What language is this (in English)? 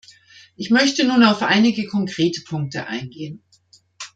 German